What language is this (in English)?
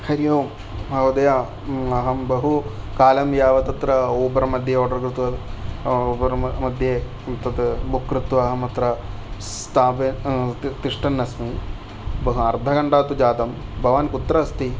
Sanskrit